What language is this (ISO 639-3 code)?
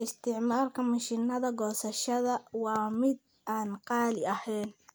som